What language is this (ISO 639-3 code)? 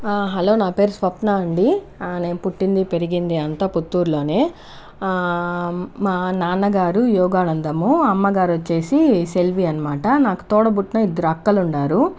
tel